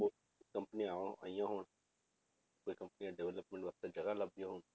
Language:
Punjabi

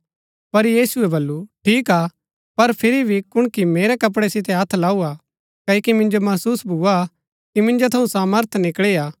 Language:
Gaddi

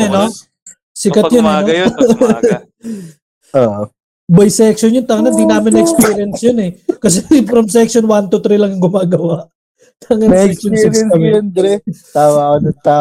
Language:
Filipino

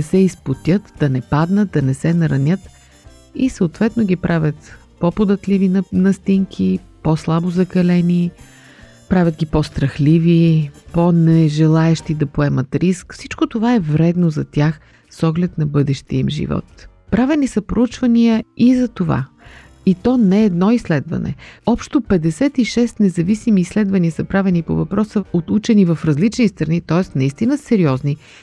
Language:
Bulgarian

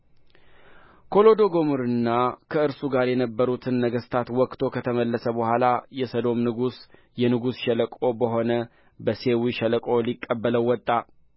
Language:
Amharic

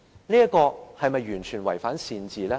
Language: Cantonese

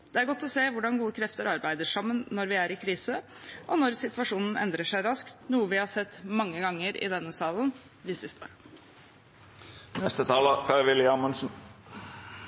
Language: Norwegian Bokmål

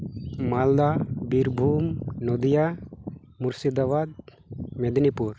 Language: Santali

